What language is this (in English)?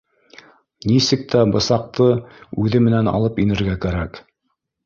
Bashkir